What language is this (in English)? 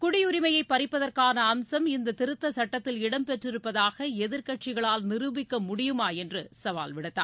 Tamil